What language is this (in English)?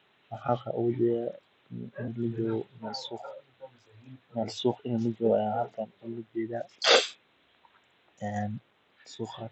Somali